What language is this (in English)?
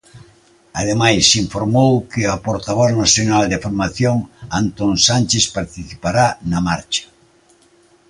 Galician